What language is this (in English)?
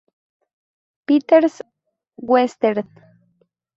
Spanish